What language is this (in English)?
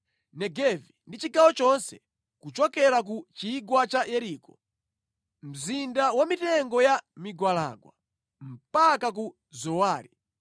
Nyanja